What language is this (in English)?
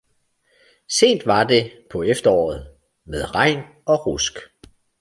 Danish